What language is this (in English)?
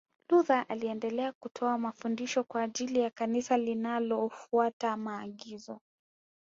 Swahili